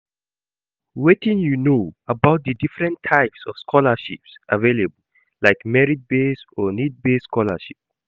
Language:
Nigerian Pidgin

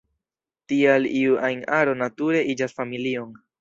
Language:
Esperanto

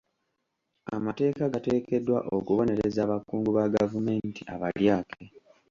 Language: Ganda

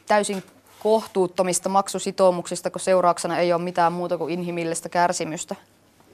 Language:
Finnish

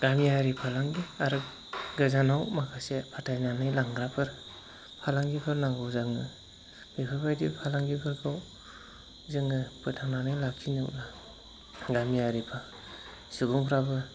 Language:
Bodo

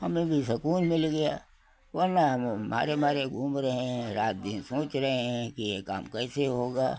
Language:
Hindi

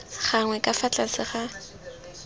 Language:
Tswana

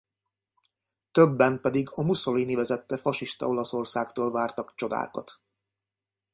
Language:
Hungarian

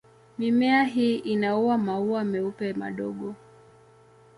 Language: Swahili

